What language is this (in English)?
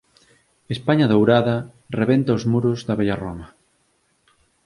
Galician